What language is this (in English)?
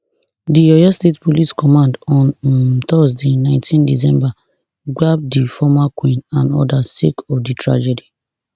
Nigerian Pidgin